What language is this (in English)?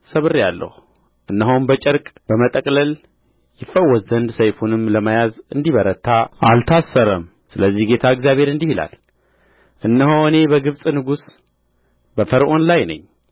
Amharic